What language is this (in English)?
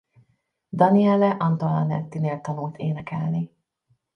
Hungarian